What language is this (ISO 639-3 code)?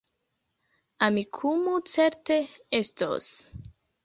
epo